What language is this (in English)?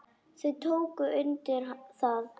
Icelandic